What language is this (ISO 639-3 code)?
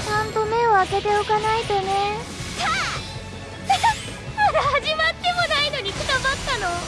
jpn